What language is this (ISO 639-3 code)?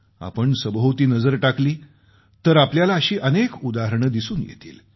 mar